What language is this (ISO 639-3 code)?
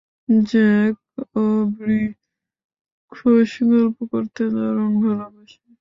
ben